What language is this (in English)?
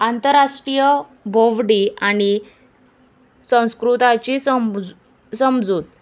Konkani